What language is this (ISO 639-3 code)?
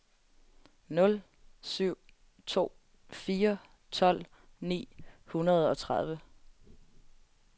dan